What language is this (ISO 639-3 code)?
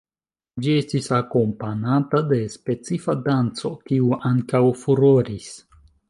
epo